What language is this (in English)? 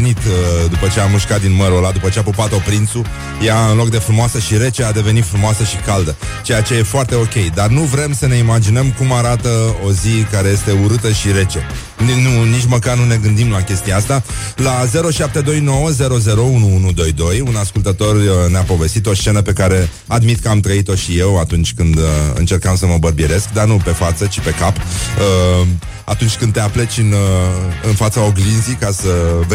Romanian